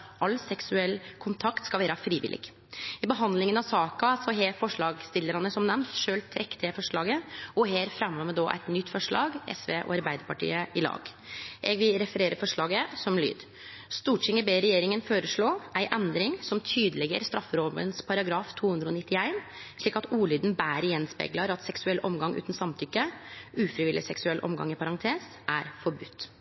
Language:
Norwegian Nynorsk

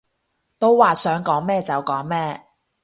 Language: Cantonese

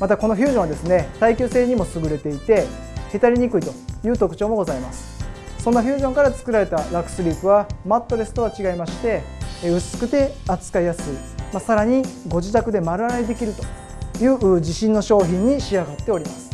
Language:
Japanese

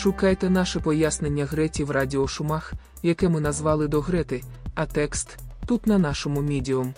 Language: Ukrainian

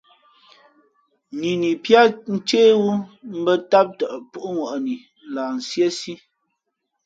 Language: Fe'fe'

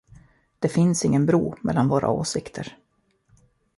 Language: Swedish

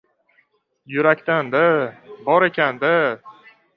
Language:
Uzbek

